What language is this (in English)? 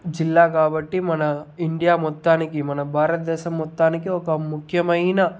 Telugu